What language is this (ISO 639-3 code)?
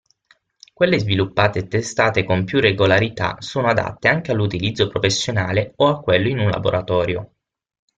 ita